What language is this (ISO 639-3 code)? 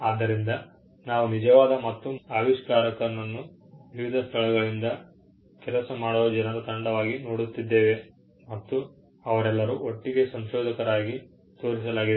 kan